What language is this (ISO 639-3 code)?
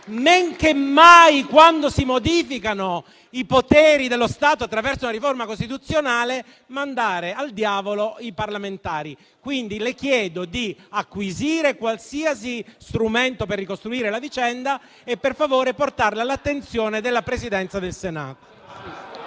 ita